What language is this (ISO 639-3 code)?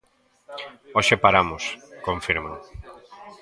glg